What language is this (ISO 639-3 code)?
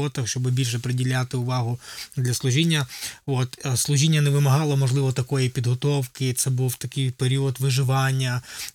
ukr